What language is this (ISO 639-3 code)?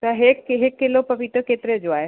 snd